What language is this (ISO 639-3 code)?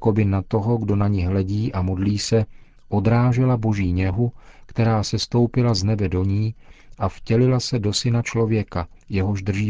ces